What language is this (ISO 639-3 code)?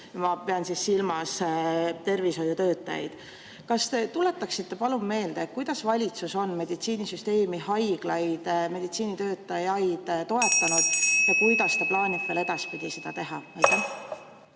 est